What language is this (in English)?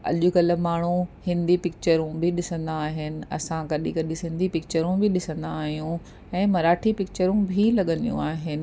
Sindhi